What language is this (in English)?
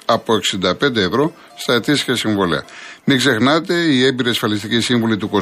Greek